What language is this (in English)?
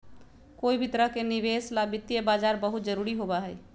Magahi